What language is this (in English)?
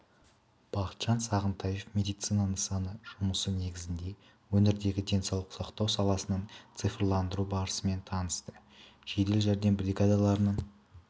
Kazakh